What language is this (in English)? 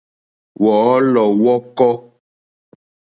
Mokpwe